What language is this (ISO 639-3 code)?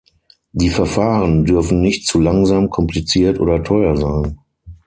deu